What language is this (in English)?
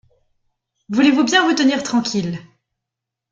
French